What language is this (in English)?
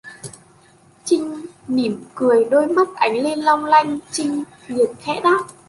Vietnamese